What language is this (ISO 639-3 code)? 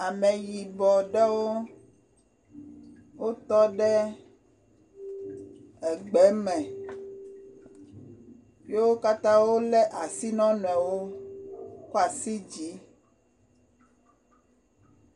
ewe